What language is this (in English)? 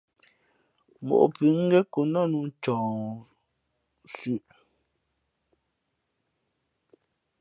Fe'fe'